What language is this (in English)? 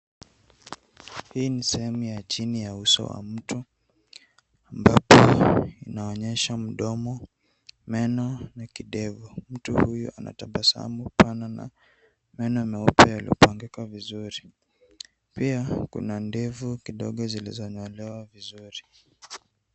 Swahili